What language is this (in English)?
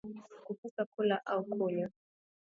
Swahili